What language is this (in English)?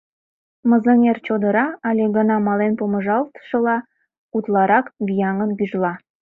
Mari